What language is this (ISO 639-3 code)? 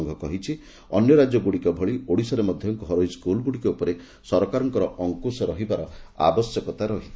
ori